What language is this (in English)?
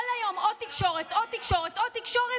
Hebrew